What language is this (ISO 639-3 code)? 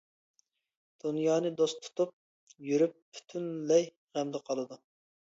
uig